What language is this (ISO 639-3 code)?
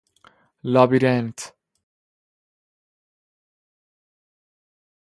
fas